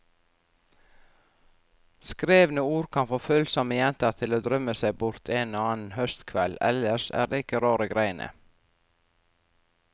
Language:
Norwegian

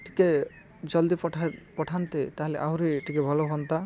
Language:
Odia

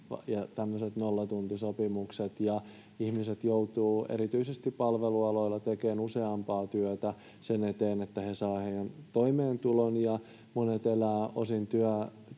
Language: Finnish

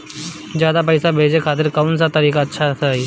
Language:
Bhojpuri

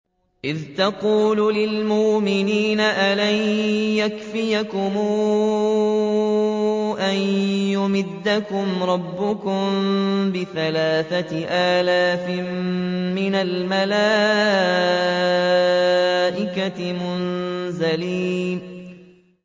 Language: Arabic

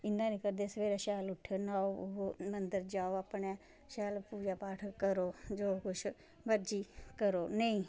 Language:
Dogri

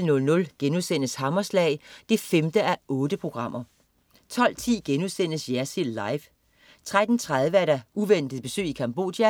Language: Danish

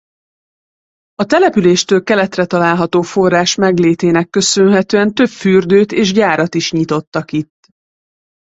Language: Hungarian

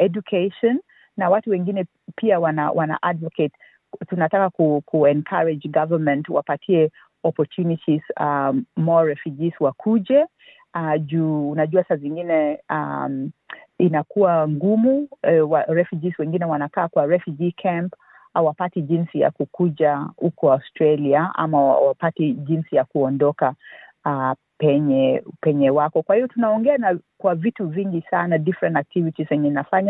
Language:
Swahili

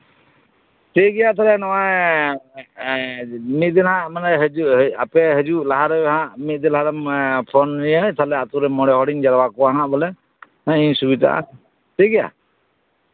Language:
Santali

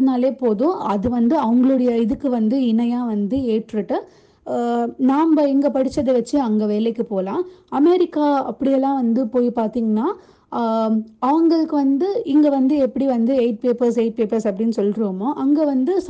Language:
Tamil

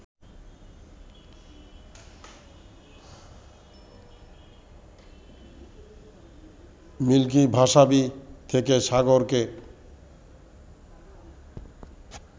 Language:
Bangla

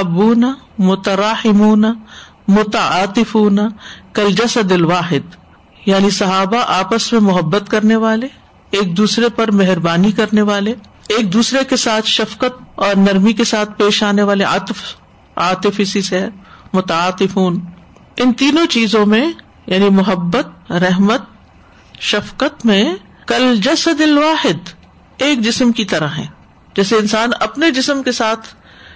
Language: Urdu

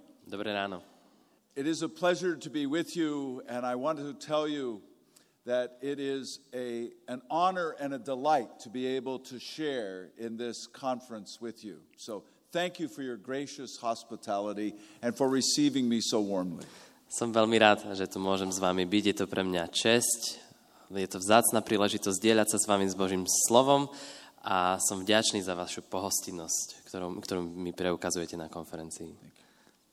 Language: Slovak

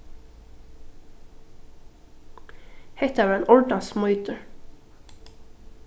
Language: Faroese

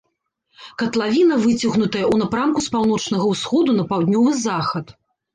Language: Belarusian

